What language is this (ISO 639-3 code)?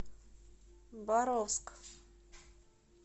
rus